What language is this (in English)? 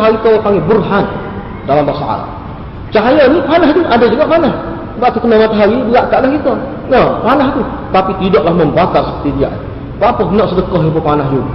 Malay